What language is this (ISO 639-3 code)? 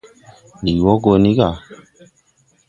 tui